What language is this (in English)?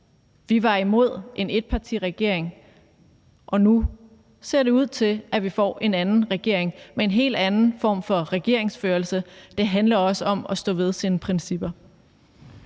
Danish